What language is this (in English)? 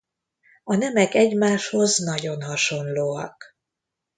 Hungarian